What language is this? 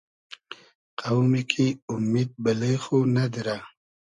Hazaragi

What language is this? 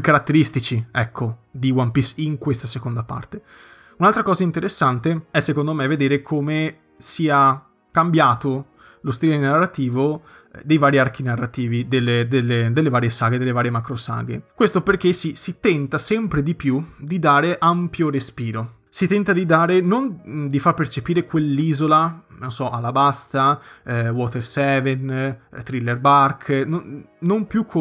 Italian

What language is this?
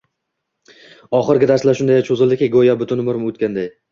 Uzbek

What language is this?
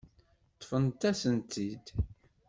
Kabyle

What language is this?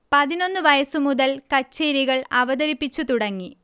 Malayalam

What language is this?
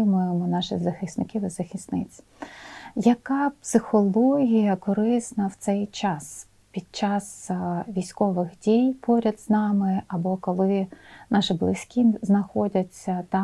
Ukrainian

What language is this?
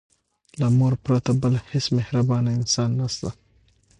Pashto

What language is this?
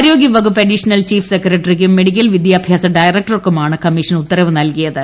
Malayalam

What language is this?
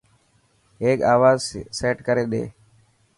Dhatki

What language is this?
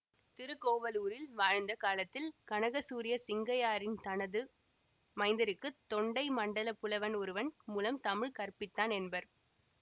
Tamil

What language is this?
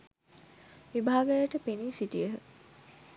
Sinhala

